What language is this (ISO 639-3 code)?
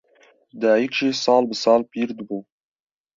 kur